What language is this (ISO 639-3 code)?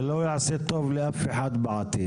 heb